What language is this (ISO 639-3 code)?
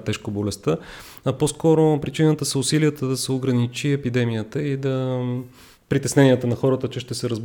bul